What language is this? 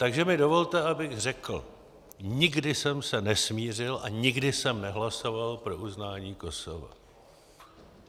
Czech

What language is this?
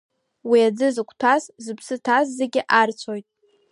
Abkhazian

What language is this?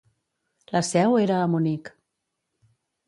Catalan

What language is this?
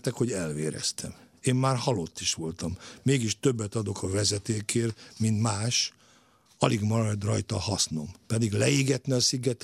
Hungarian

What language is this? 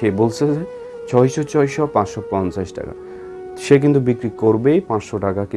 Turkish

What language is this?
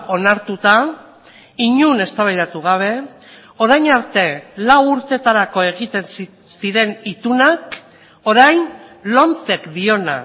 Basque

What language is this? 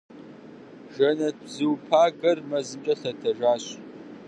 Kabardian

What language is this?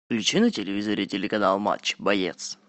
Russian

